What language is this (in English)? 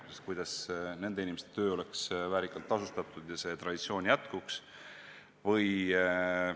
Estonian